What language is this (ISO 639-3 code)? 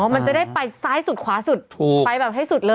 tha